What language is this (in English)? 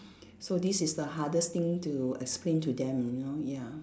English